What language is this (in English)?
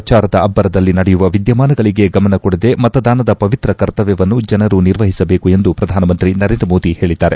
Kannada